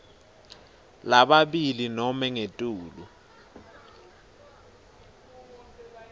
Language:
Swati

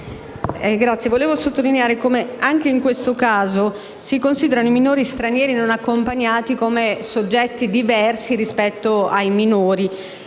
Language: Italian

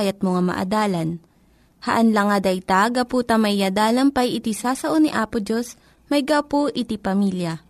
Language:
Filipino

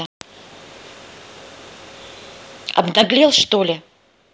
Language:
Russian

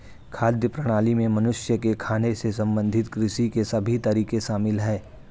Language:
Hindi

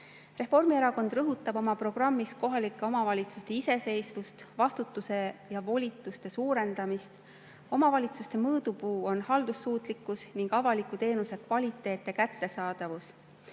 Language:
Estonian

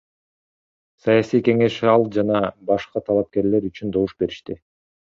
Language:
Kyrgyz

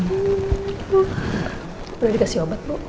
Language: Indonesian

